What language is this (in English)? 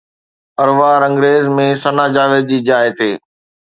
Sindhi